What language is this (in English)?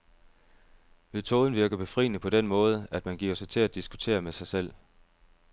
Danish